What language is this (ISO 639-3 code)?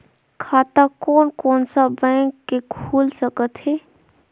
hne